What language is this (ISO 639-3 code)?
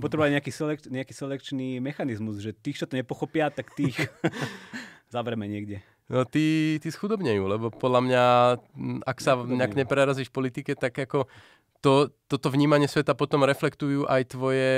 slk